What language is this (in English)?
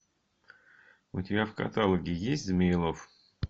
Russian